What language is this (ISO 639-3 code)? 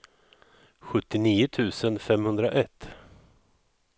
swe